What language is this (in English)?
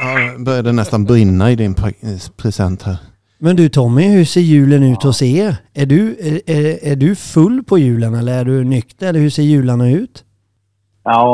Swedish